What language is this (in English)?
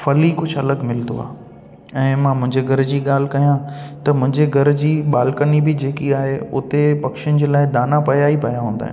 Sindhi